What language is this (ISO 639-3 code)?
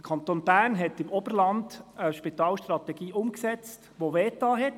gsw